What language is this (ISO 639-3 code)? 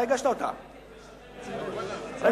heb